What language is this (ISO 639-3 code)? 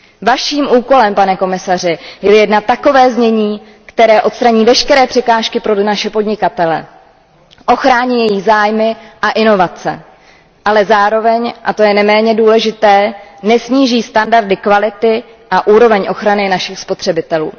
ces